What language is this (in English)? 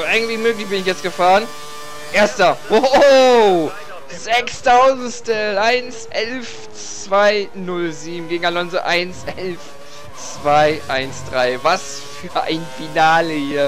German